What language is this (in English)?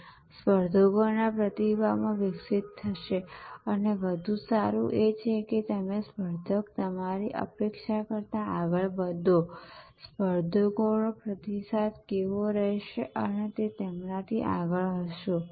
Gujarati